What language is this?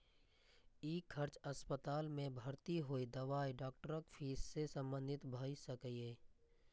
Maithili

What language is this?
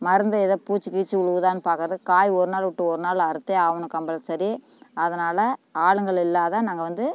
Tamil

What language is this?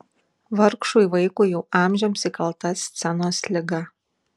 Lithuanian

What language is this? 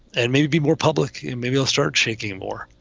English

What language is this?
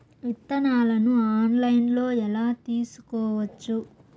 Telugu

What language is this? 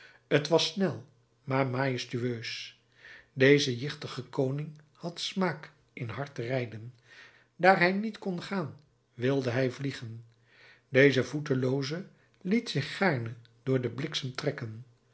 Dutch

